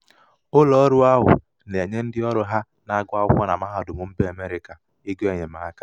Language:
Igbo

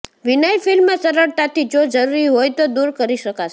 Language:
Gujarati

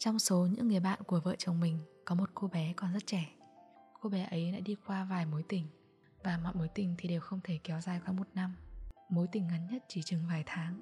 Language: Vietnamese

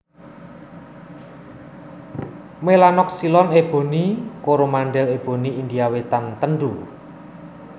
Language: Javanese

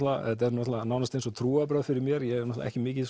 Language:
Icelandic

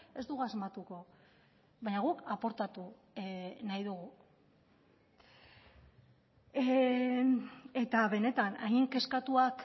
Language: Basque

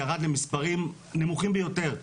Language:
Hebrew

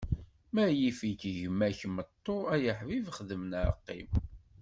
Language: Kabyle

